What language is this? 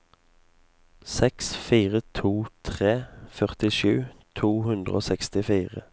Norwegian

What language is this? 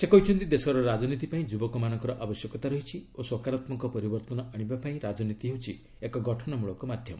Odia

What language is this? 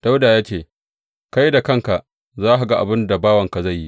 Hausa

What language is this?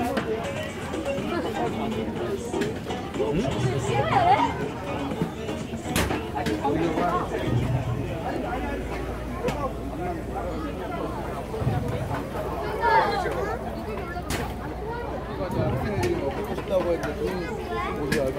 Korean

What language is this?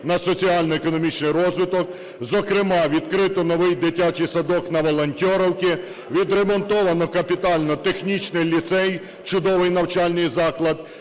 Ukrainian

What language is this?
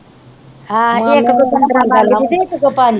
Punjabi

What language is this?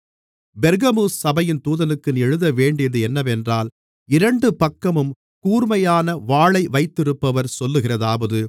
Tamil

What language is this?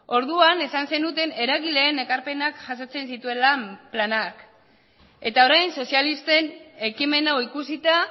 Basque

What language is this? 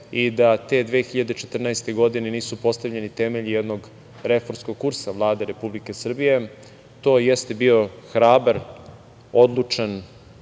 Serbian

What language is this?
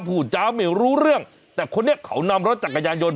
Thai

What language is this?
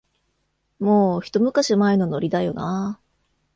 Japanese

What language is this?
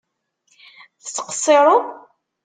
Kabyle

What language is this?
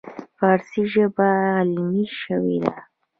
Pashto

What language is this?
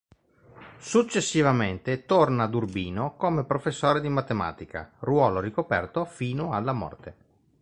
Italian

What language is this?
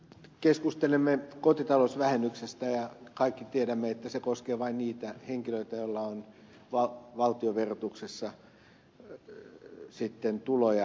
Finnish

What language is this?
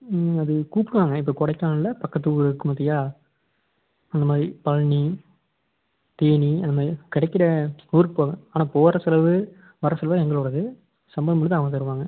Tamil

